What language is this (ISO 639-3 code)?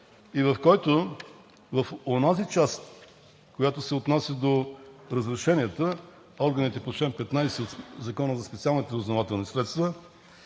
bul